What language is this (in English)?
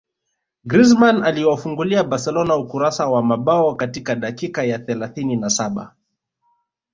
Swahili